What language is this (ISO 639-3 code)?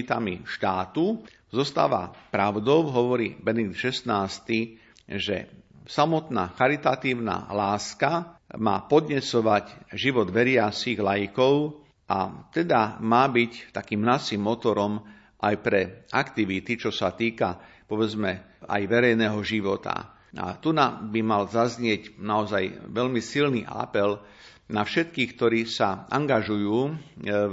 slk